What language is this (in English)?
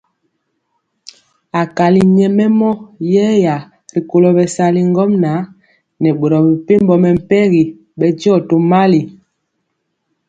Mpiemo